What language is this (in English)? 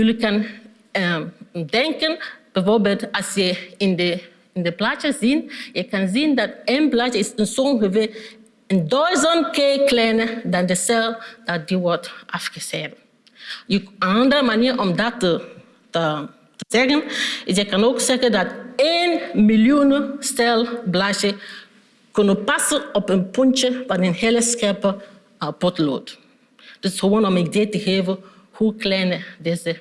Dutch